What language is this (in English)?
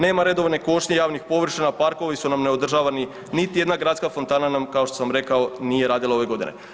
Croatian